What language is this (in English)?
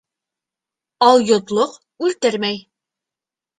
Bashkir